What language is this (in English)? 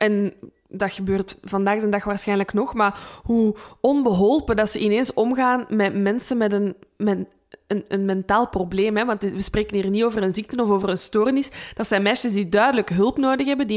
Dutch